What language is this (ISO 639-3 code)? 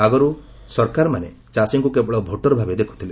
ori